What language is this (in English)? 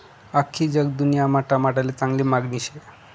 Marathi